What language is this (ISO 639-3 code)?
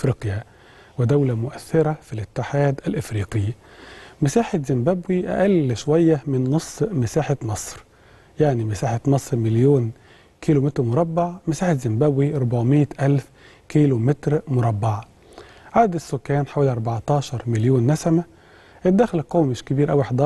ara